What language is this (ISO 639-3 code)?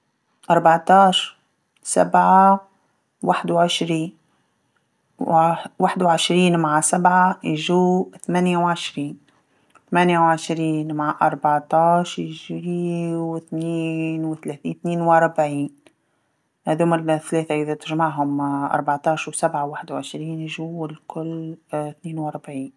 aeb